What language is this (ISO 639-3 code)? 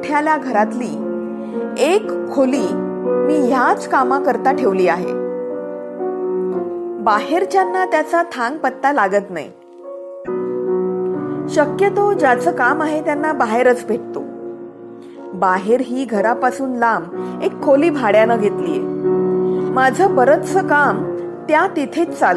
mar